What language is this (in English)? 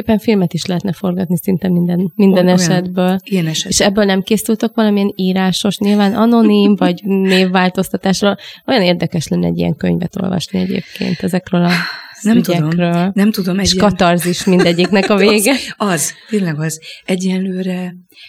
Hungarian